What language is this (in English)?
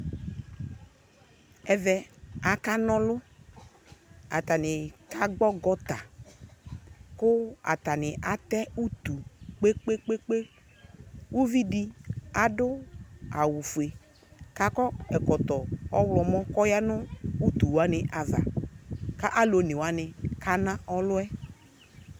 Ikposo